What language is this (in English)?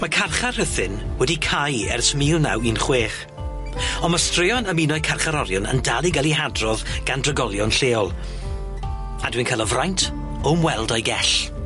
Welsh